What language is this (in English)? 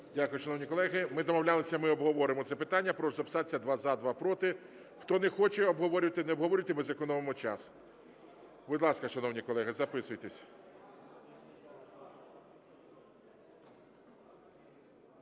Ukrainian